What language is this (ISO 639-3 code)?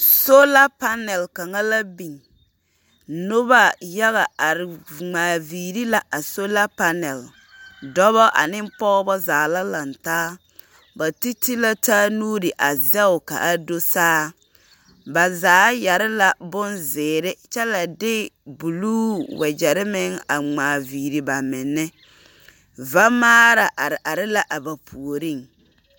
dga